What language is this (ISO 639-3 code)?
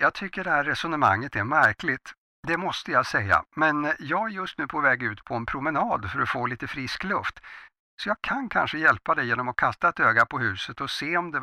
swe